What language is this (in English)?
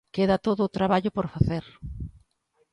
Galician